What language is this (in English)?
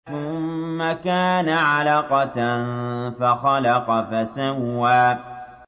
Arabic